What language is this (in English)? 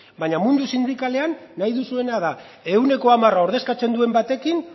Basque